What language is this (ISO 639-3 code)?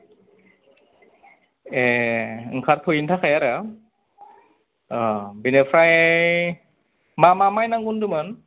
brx